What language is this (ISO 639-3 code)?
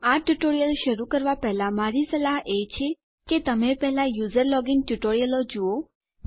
guj